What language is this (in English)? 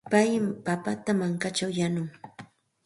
Santa Ana de Tusi Pasco Quechua